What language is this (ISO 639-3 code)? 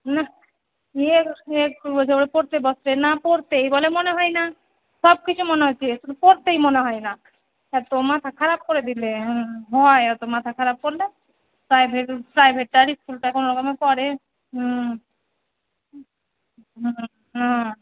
ben